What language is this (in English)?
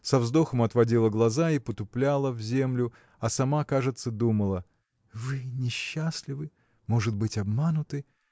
Russian